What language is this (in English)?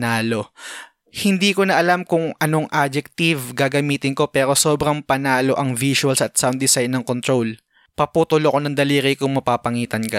Filipino